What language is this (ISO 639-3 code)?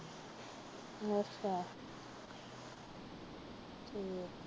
pan